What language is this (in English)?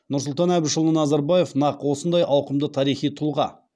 Kazakh